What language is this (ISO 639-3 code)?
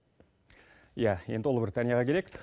kaz